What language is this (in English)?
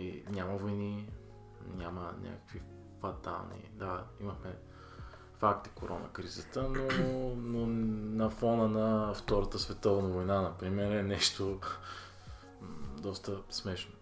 Bulgarian